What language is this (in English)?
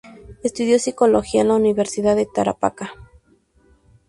Spanish